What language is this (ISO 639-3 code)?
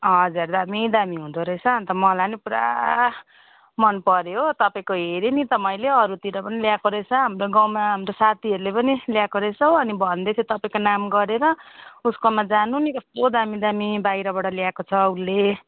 nep